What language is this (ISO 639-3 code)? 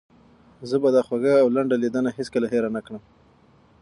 pus